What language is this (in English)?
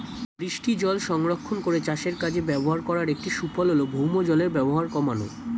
Bangla